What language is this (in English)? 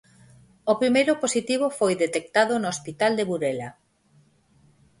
Galician